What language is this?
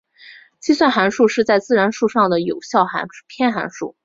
Chinese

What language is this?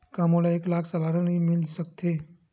Chhattisgarhi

